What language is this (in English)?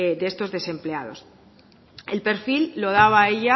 Spanish